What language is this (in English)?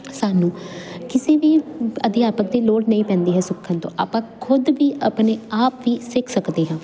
Punjabi